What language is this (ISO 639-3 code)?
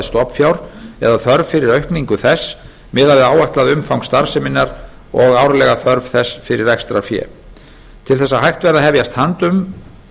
isl